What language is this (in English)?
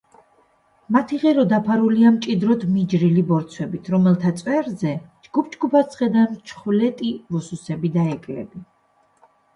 Georgian